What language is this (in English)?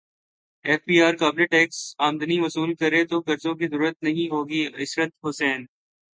Urdu